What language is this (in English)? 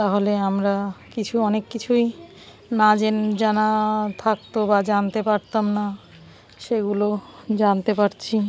Bangla